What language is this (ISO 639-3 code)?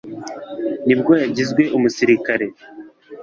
kin